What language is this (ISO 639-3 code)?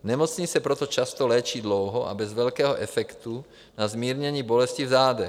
ces